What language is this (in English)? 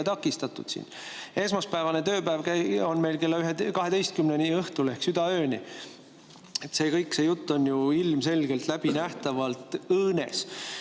Estonian